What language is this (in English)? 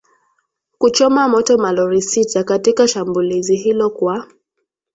Swahili